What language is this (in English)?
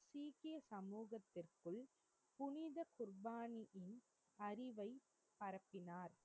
Tamil